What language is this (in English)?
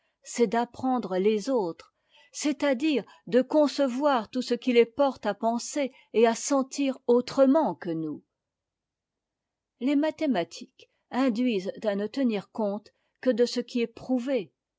French